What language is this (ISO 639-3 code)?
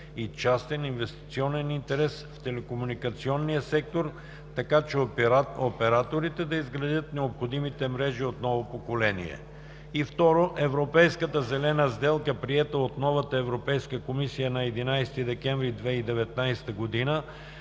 bul